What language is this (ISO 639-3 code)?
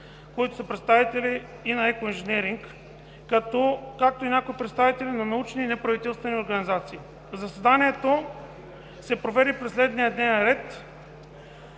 bul